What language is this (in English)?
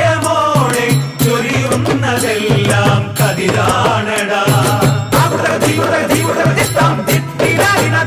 Tamil